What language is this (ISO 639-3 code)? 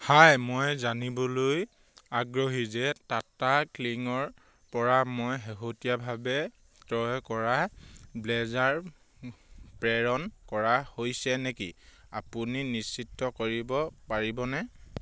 asm